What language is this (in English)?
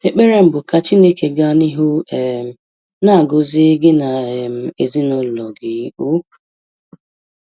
Igbo